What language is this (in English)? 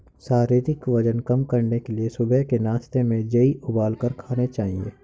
Hindi